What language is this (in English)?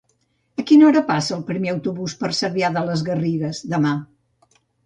Catalan